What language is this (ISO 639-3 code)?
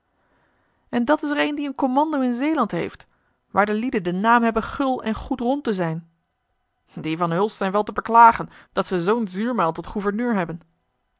nld